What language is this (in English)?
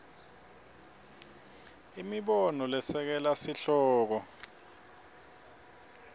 Swati